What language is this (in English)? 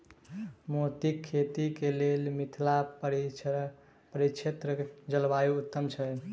Maithili